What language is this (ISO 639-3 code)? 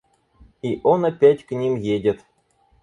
rus